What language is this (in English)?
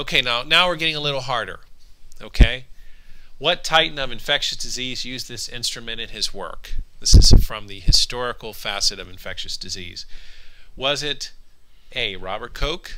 English